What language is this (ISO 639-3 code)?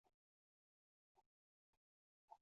zho